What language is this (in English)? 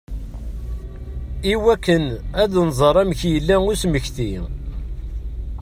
Kabyle